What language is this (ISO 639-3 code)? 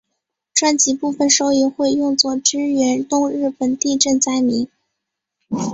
zho